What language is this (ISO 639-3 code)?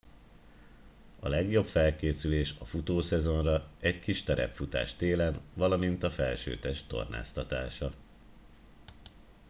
hun